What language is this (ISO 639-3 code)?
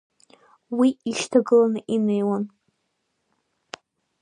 abk